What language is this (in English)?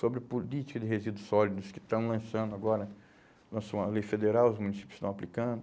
Portuguese